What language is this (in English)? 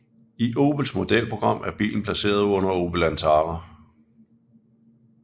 Danish